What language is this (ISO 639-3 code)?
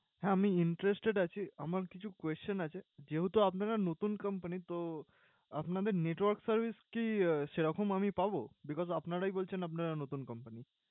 ben